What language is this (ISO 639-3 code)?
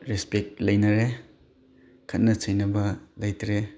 mni